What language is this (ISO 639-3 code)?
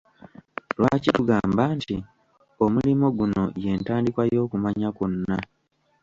lug